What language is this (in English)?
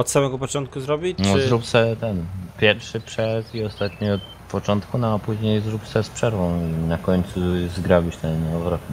Polish